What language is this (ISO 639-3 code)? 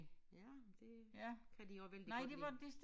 dan